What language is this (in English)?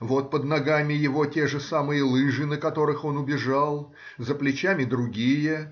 Russian